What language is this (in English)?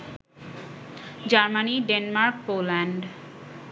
Bangla